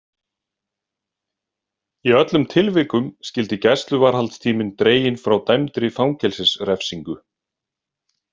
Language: Icelandic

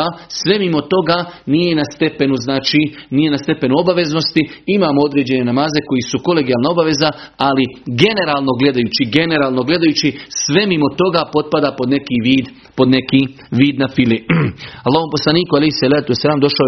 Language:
Croatian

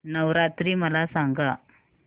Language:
Marathi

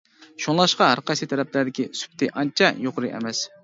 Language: Uyghur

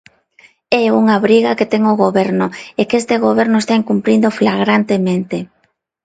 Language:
Galician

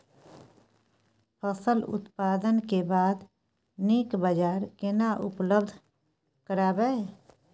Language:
Maithili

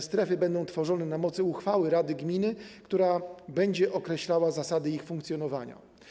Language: Polish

